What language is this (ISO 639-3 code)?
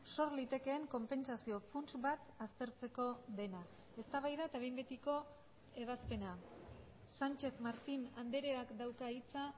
eus